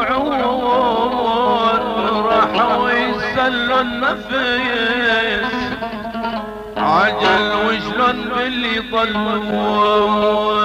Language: Arabic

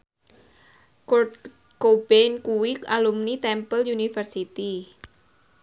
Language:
Javanese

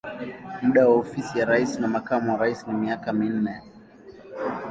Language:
Swahili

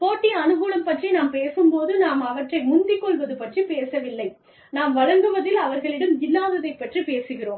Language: Tamil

